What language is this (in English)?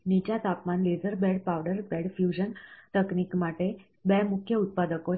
Gujarati